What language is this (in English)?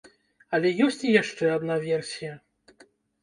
Belarusian